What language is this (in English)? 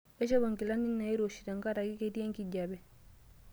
Masai